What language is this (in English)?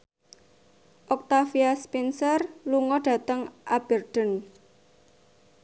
Javanese